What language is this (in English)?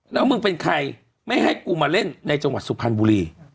Thai